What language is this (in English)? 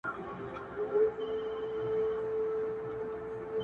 Pashto